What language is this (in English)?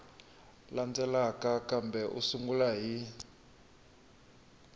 Tsonga